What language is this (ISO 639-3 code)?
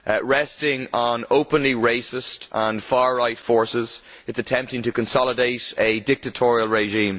eng